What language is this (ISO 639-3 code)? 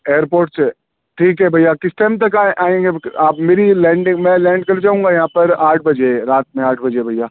urd